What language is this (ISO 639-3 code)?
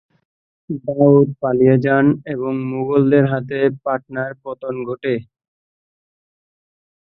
ben